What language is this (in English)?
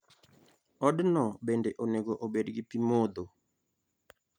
Luo (Kenya and Tanzania)